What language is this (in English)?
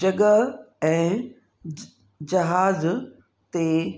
Sindhi